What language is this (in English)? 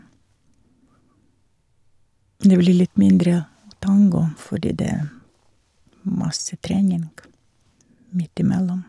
Norwegian